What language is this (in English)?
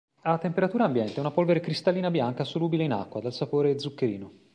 Italian